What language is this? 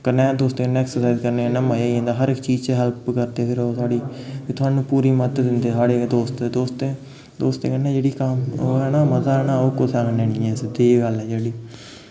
Dogri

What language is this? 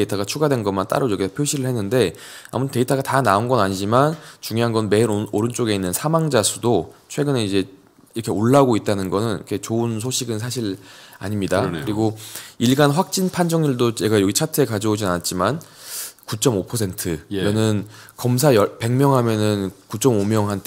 Korean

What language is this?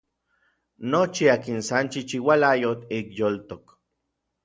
Orizaba Nahuatl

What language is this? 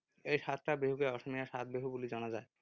Assamese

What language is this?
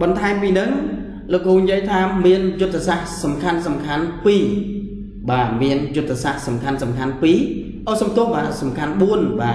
Vietnamese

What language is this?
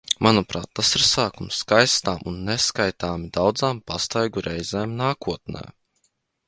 Latvian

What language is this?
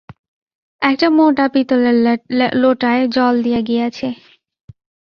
Bangla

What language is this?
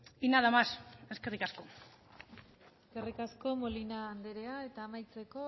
Basque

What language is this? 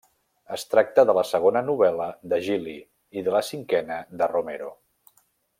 Catalan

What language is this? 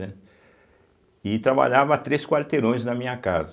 Portuguese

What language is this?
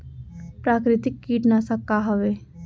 Chhattisgarhi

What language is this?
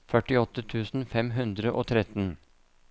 Norwegian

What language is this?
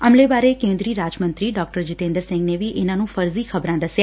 Punjabi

